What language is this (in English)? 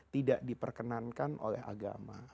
Indonesian